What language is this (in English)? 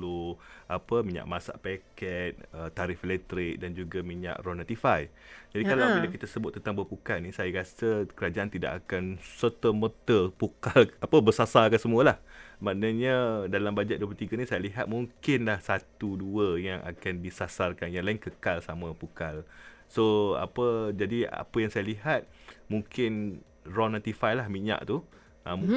Malay